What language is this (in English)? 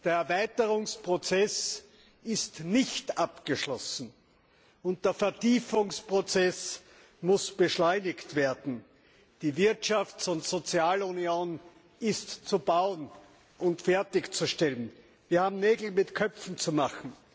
German